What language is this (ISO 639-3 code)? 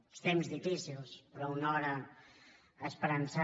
cat